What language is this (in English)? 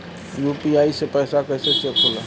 Bhojpuri